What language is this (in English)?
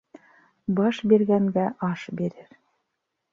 Bashkir